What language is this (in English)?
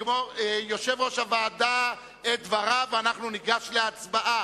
Hebrew